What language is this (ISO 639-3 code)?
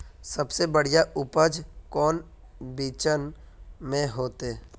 mag